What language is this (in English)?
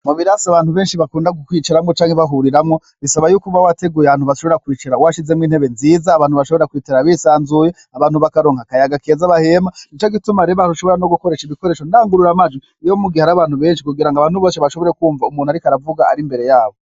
Rundi